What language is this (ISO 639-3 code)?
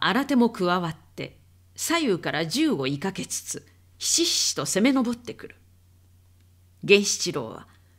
jpn